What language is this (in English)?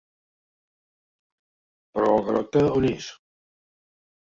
Catalan